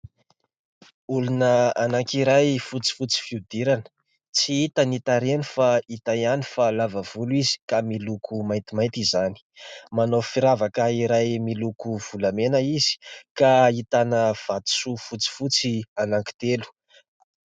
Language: Malagasy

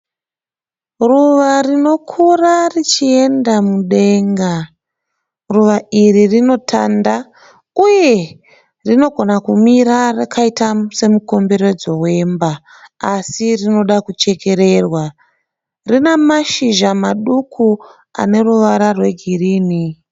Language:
Shona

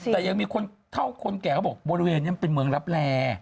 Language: Thai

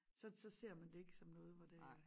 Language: Danish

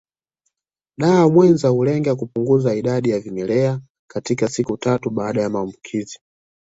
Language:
Swahili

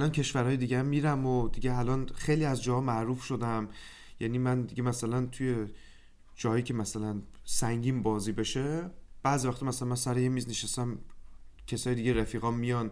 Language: Persian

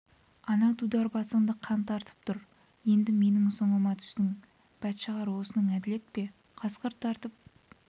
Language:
Kazakh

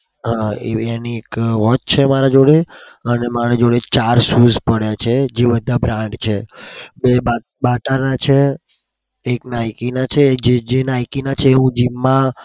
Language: Gujarati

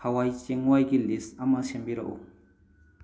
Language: Manipuri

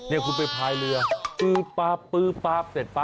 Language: Thai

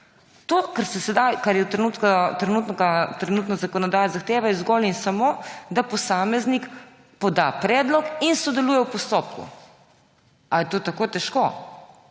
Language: Slovenian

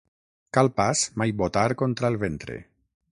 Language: Catalan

